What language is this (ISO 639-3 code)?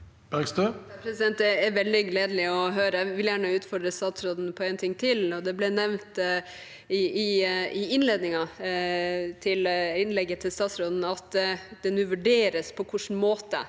nor